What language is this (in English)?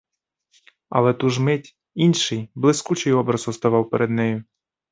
Ukrainian